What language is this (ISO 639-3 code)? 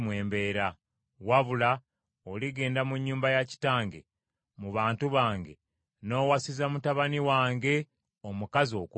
lug